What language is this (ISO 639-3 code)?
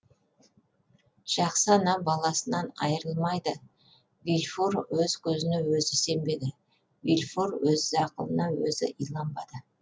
kaz